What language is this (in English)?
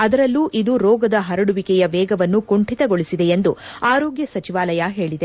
Kannada